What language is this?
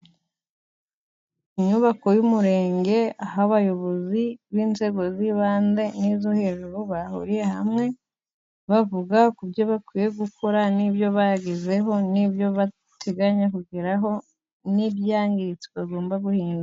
Kinyarwanda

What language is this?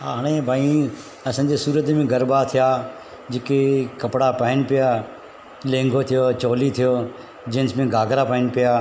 Sindhi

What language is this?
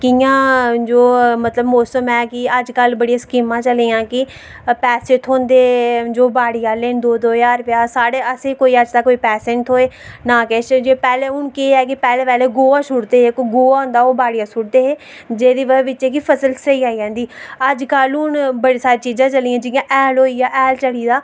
Dogri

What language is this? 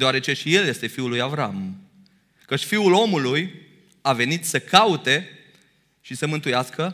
Romanian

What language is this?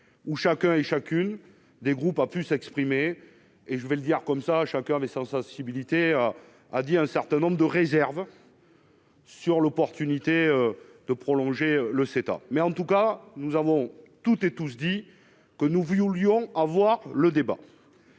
French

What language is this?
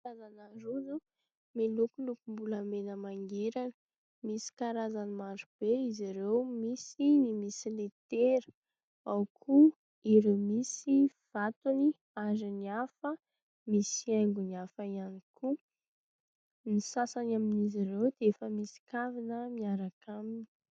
Malagasy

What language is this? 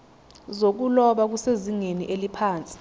Zulu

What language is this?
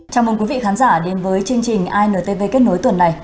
Vietnamese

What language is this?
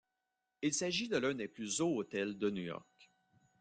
French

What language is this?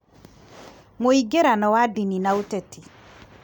Kikuyu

